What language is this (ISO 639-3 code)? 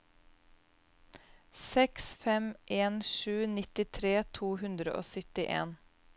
nor